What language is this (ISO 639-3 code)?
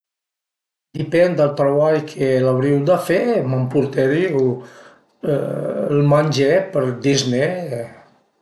pms